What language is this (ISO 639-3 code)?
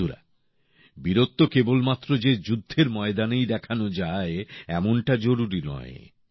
ben